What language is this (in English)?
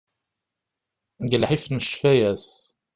Kabyle